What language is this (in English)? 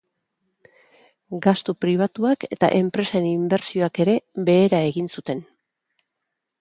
Basque